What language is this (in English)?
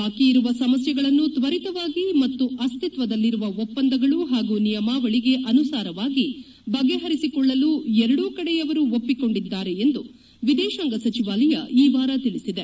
Kannada